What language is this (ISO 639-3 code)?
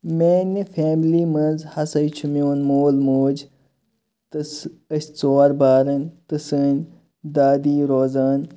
kas